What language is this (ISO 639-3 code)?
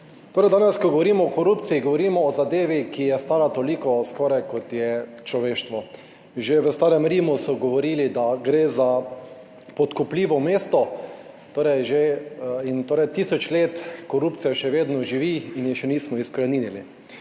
slv